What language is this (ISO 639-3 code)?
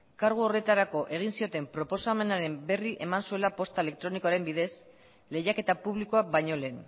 eus